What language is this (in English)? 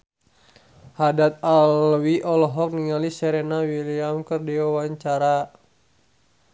Sundanese